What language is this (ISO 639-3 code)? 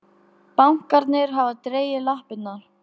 isl